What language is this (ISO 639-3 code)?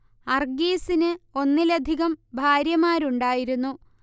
mal